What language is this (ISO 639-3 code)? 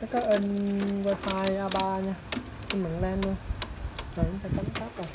vie